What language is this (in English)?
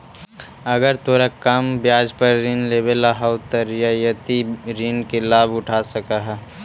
Magahi